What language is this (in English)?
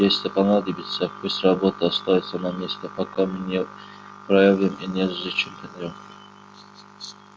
Russian